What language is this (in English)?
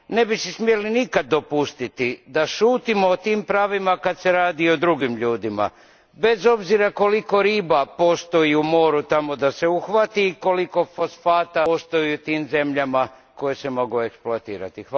Croatian